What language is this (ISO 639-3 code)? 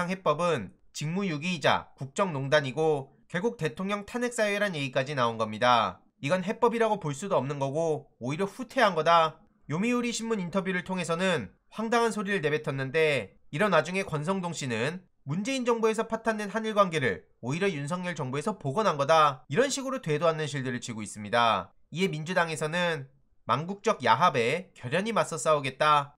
kor